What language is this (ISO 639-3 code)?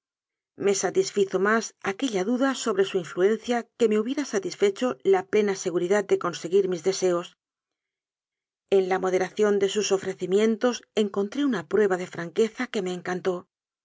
spa